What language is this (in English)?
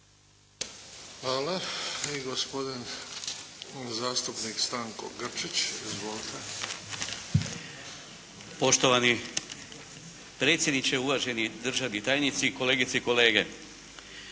Croatian